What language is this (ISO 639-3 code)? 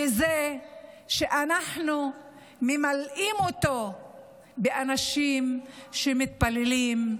heb